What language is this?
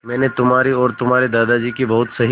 Hindi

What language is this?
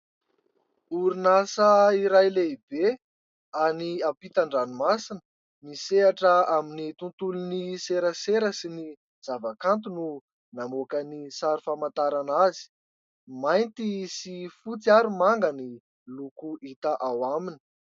Malagasy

